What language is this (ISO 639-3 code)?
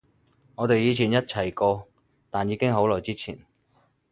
yue